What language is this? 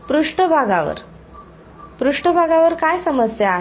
Marathi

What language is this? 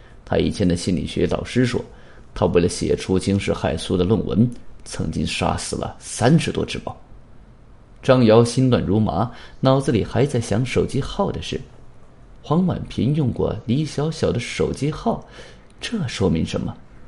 Chinese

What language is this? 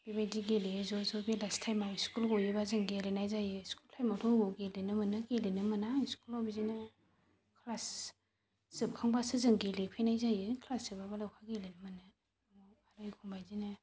Bodo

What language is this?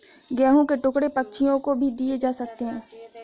Hindi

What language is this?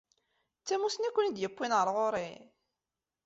Kabyle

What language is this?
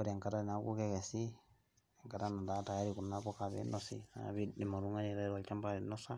Masai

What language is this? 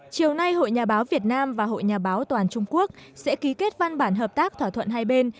Vietnamese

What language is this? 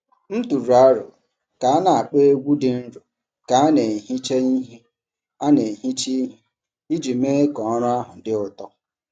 Igbo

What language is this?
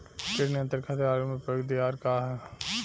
Bhojpuri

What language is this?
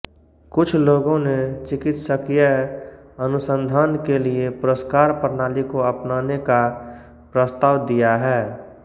Hindi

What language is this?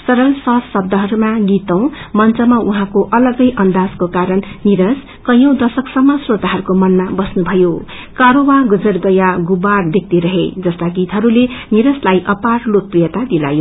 Nepali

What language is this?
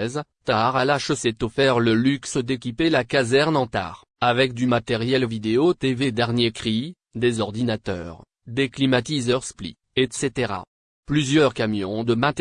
French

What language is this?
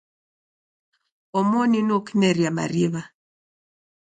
Taita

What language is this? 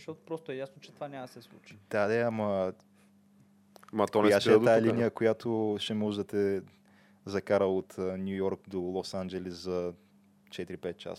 Bulgarian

